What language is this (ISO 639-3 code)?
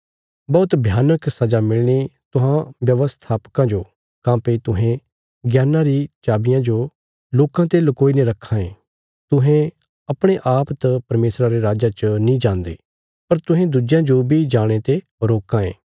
kfs